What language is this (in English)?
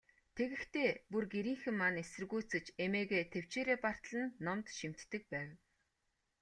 Mongolian